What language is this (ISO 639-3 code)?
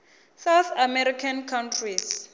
ven